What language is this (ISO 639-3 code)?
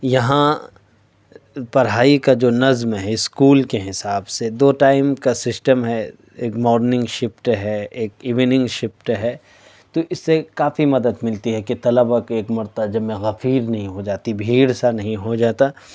urd